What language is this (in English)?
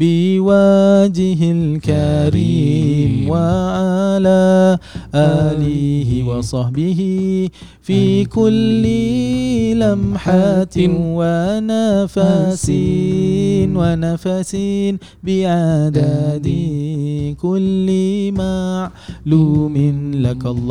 Malay